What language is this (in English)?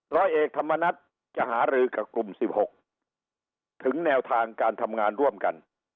Thai